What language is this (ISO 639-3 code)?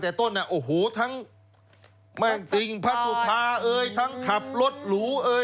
tha